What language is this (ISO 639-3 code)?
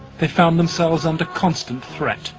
eng